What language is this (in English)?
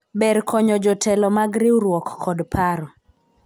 Luo (Kenya and Tanzania)